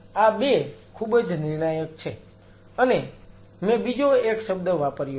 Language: Gujarati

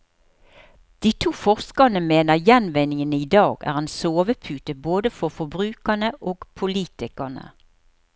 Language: Norwegian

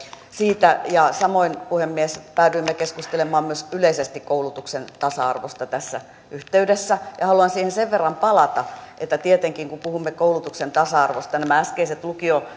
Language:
Finnish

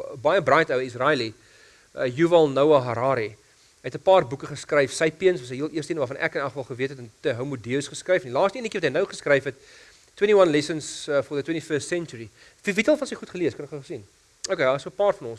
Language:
Dutch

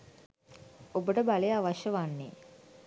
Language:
Sinhala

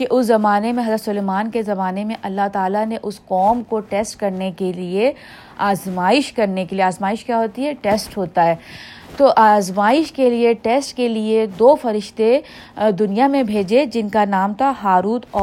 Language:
Urdu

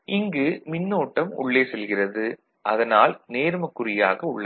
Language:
Tamil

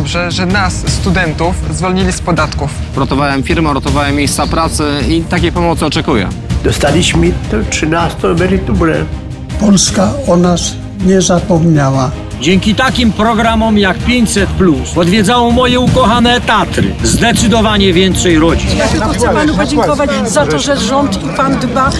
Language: Polish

